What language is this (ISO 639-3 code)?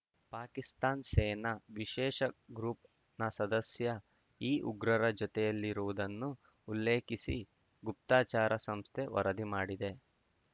kan